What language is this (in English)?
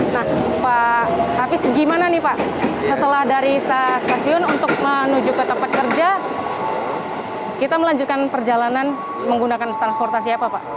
Indonesian